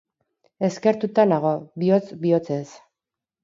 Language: Basque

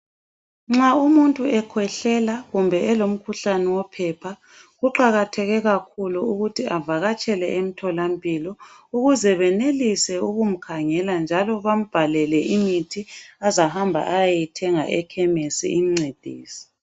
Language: North Ndebele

